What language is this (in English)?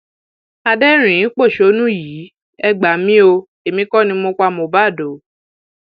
Yoruba